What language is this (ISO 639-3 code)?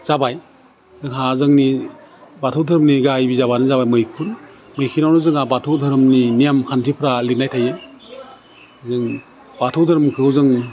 brx